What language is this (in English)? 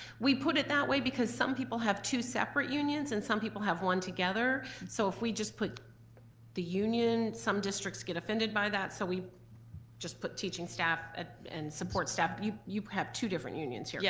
English